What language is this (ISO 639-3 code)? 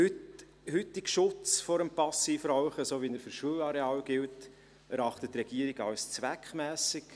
gsw